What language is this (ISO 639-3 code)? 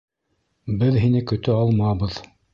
bak